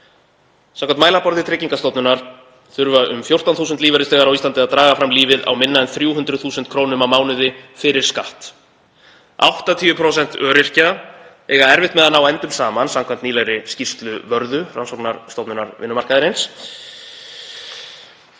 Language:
Icelandic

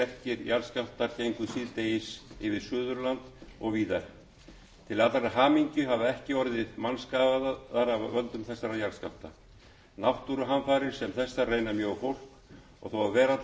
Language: Icelandic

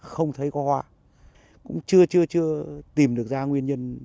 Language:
Vietnamese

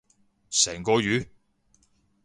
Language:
Cantonese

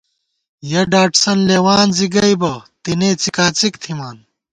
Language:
Gawar-Bati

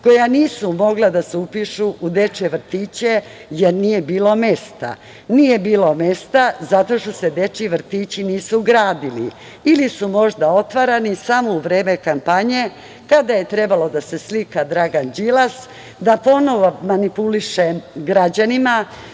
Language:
Serbian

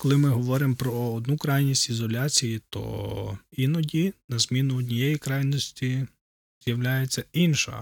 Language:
Ukrainian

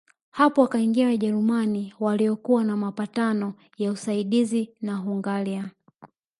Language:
Swahili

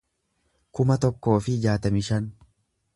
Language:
Oromo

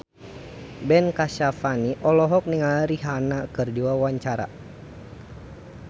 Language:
Sundanese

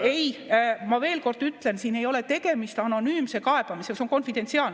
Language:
Estonian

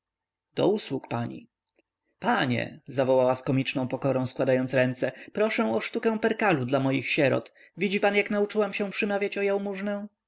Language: Polish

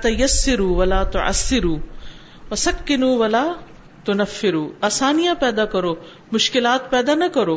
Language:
Urdu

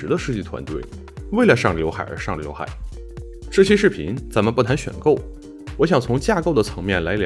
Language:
Chinese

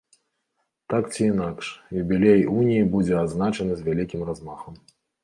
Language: Belarusian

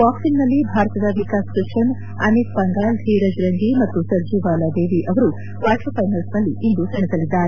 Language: Kannada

